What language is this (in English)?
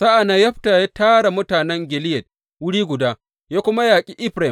Hausa